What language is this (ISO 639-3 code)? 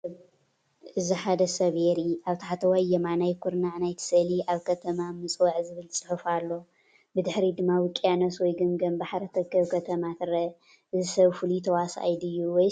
tir